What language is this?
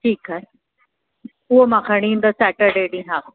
Sindhi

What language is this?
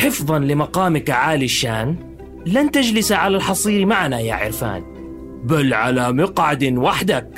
Arabic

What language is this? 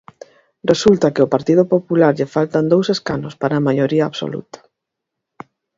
Galician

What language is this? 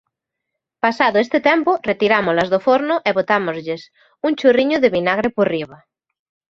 Galician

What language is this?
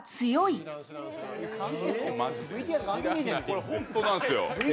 Japanese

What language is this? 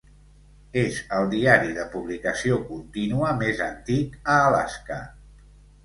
Catalan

